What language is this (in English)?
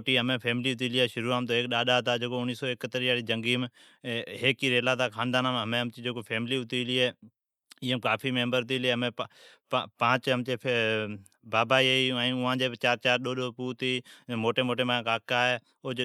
Od